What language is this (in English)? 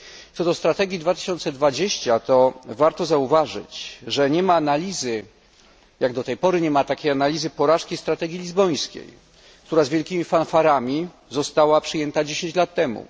Polish